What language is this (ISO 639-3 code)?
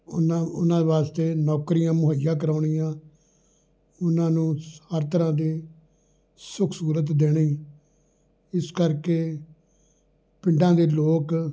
pan